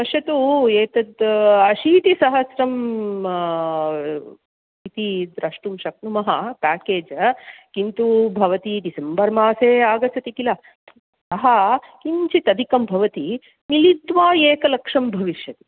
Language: Sanskrit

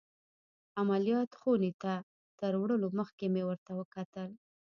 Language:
Pashto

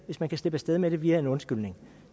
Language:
Danish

